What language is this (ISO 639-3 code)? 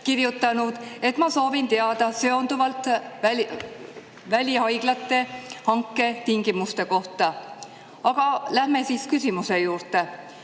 est